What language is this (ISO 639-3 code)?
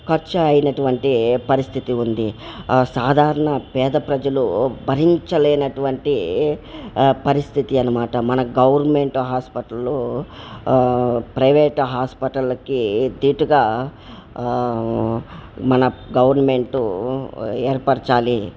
tel